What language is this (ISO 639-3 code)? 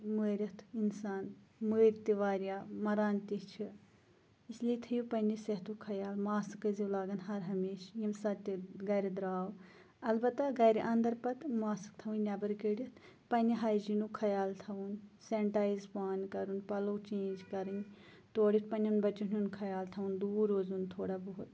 kas